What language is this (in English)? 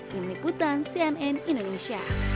Indonesian